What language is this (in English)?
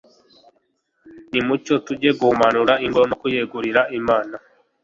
Kinyarwanda